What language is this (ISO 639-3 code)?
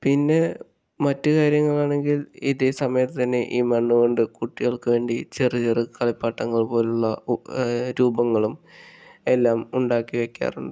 mal